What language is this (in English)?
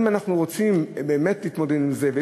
Hebrew